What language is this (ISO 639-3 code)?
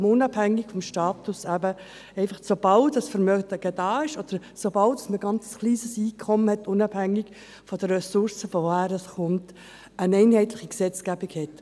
gsw